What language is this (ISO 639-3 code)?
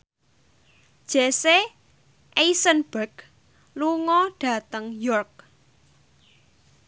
jav